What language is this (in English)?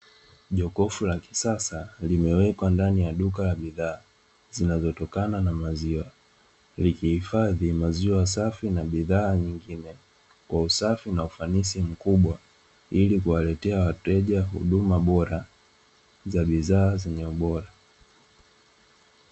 Swahili